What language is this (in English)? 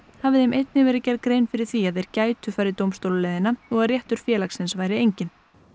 Icelandic